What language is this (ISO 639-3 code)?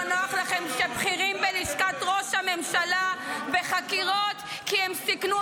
heb